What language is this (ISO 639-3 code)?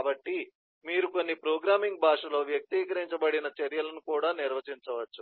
tel